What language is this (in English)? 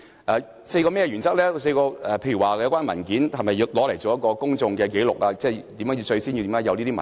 Cantonese